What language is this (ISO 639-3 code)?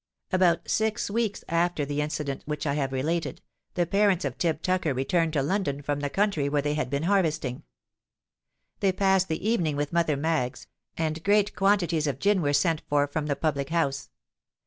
eng